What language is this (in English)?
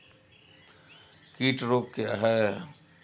Hindi